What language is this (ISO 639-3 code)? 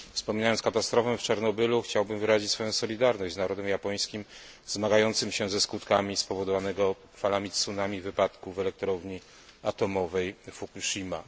pol